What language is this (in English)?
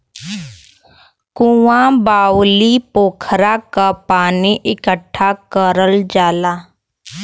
Bhojpuri